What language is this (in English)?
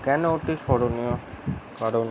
Bangla